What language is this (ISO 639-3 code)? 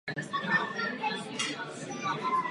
ces